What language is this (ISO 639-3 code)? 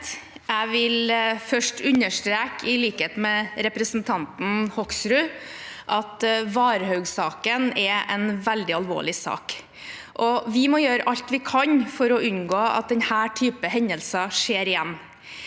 nor